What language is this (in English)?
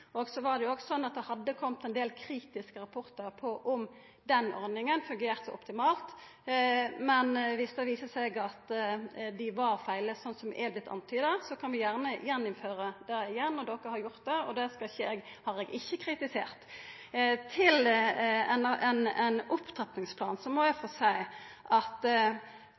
Norwegian Nynorsk